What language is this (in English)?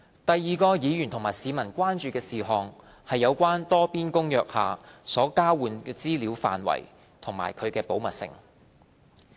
Cantonese